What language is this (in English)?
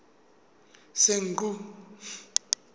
Southern Sotho